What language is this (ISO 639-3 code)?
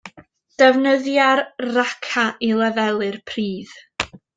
cym